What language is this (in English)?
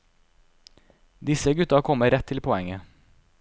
Norwegian